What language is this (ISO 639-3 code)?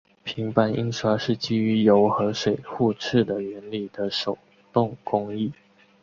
zho